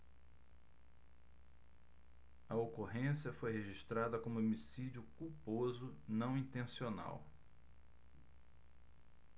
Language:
Portuguese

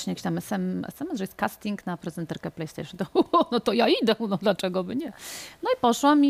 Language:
Polish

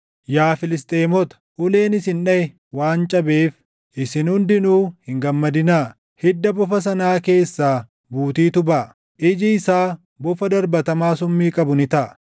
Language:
Oromo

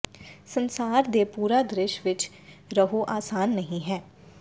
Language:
Punjabi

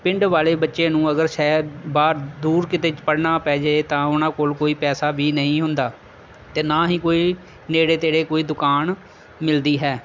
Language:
Punjabi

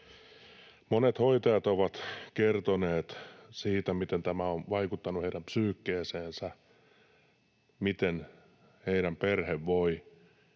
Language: Finnish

